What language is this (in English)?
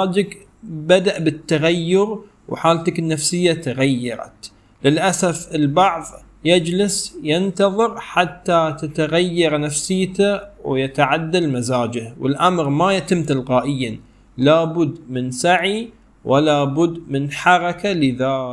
Arabic